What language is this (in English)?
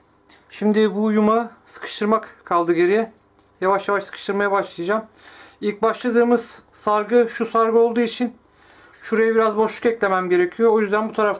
Turkish